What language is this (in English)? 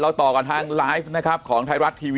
Thai